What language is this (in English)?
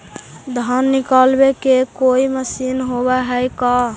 Magahi